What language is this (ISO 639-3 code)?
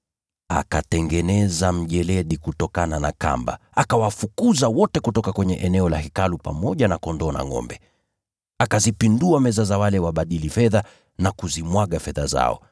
swa